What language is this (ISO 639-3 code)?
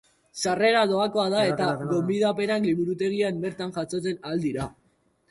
eus